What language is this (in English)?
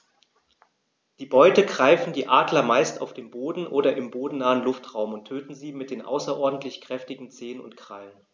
German